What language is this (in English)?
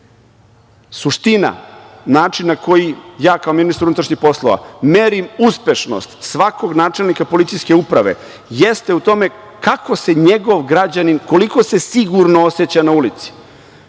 Serbian